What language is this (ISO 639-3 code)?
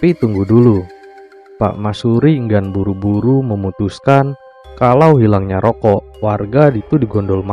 ind